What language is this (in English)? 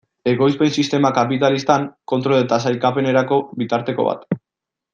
Basque